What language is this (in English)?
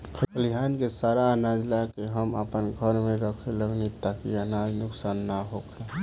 Bhojpuri